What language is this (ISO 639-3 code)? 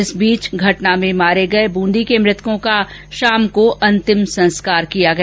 hin